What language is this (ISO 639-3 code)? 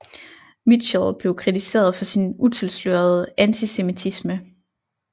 dan